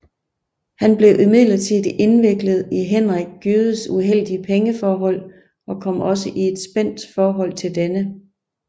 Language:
Danish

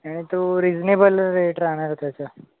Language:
Marathi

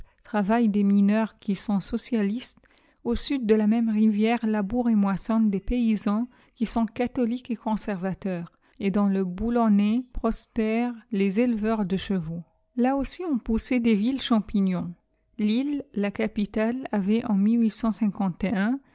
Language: French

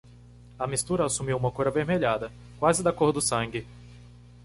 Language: Portuguese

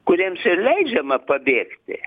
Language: Lithuanian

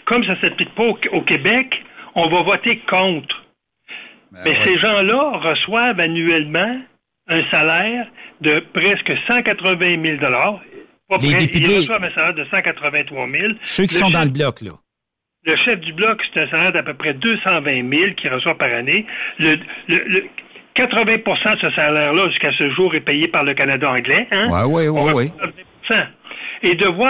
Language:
French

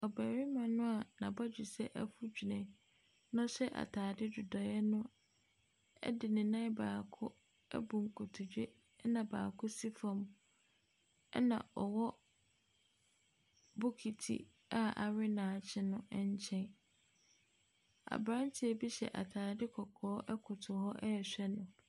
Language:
Akan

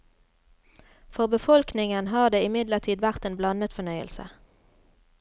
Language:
Norwegian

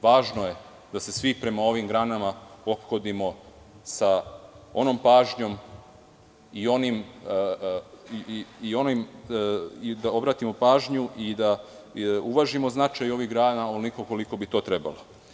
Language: Serbian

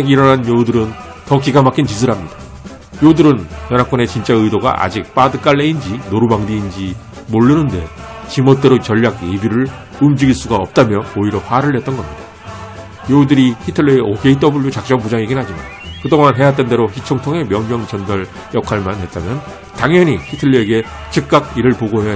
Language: Korean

